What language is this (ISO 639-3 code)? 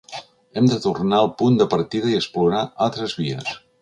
cat